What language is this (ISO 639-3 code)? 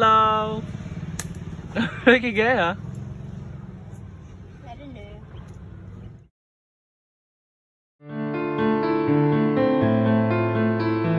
vie